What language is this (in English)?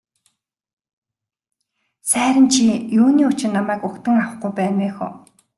Mongolian